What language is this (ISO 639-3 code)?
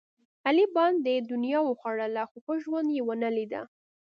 pus